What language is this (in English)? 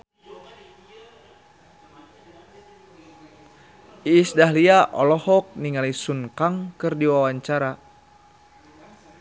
Sundanese